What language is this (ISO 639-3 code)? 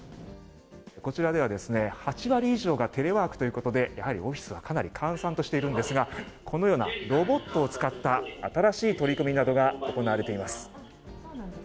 jpn